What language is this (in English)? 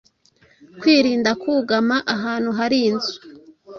Kinyarwanda